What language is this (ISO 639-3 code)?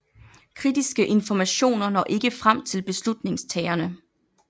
dan